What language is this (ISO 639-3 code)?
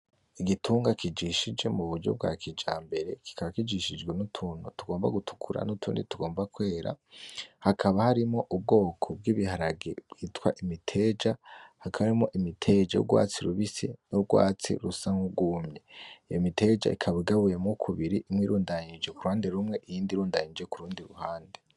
run